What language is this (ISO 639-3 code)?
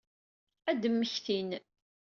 kab